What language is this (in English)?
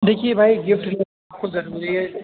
Urdu